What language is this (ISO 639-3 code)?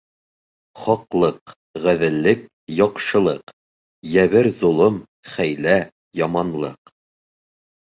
bak